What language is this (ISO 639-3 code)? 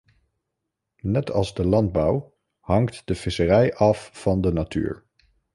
nld